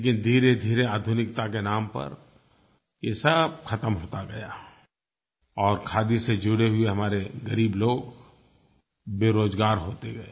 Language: Hindi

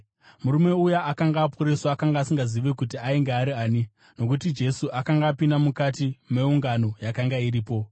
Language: Shona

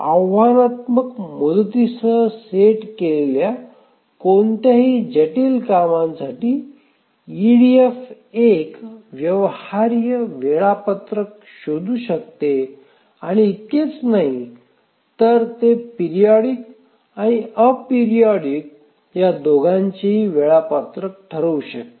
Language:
Marathi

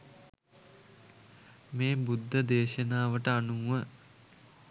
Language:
Sinhala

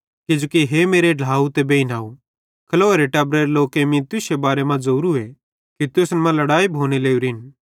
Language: Bhadrawahi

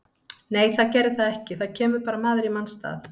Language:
Icelandic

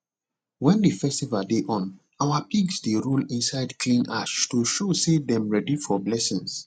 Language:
Nigerian Pidgin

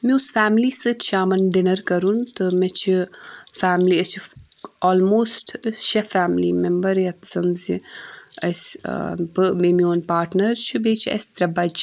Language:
Kashmiri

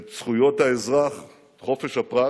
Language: Hebrew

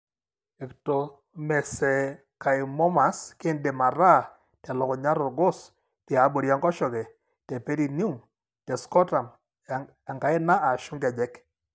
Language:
Masai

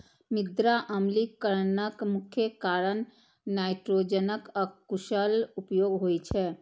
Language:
Maithili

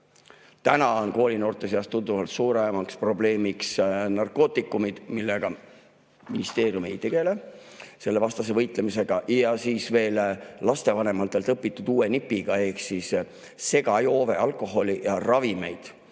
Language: Estonian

